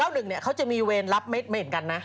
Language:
Thai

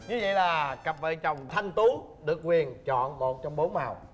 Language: Vietnamese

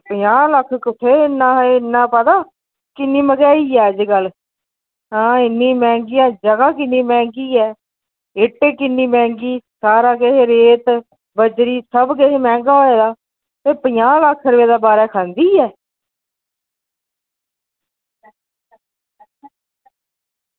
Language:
Dogri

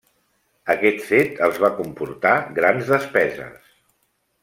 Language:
Catalan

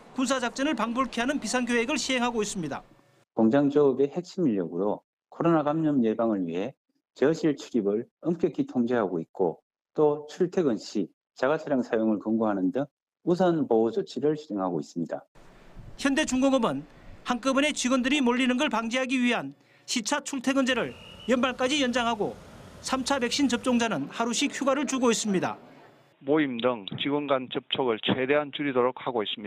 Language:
Korean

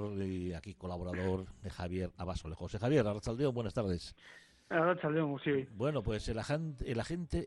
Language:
Spanish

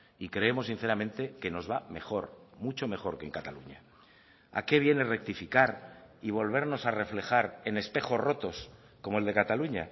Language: Spanish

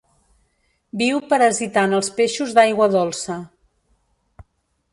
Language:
Catalan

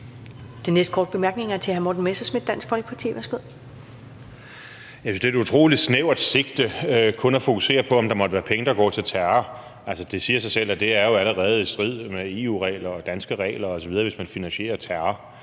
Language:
Danish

